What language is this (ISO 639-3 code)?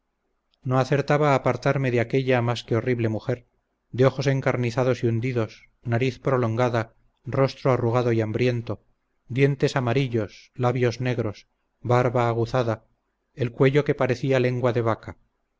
spa